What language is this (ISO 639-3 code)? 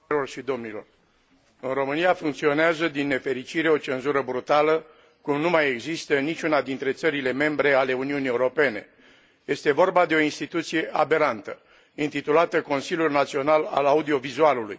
ron